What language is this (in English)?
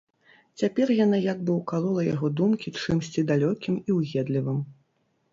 Belarusian